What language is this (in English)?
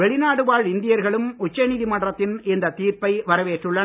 Tamil